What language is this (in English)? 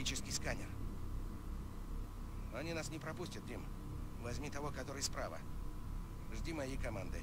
German